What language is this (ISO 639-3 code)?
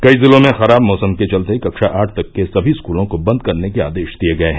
hin